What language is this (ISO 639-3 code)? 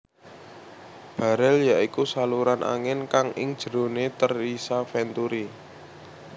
jav